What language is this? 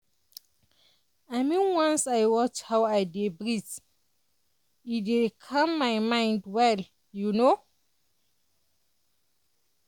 Nigerian Pidgin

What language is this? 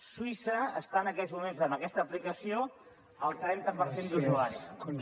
Catalan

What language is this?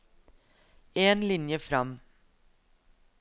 Norwegian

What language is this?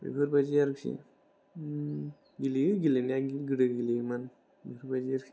Bodo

